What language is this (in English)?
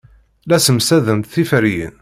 Kabyle